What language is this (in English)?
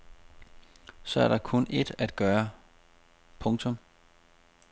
Danish